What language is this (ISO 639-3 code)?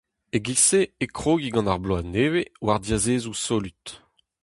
bre